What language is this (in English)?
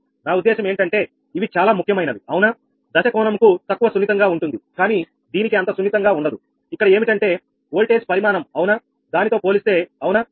Telugu